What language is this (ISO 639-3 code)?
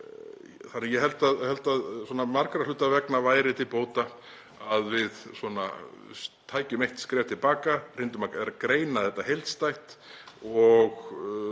isl